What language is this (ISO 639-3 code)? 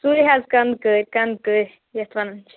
kas